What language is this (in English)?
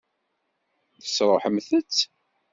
Kabyle